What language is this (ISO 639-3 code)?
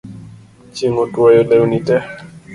luo